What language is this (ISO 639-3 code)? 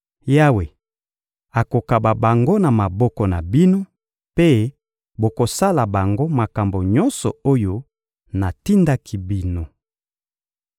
lin